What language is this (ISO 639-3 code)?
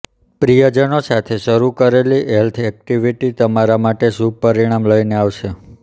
guj